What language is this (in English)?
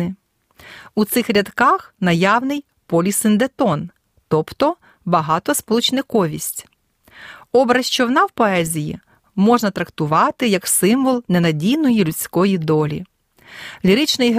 Ukrainian